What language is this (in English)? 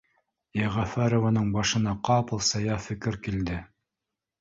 Bashkir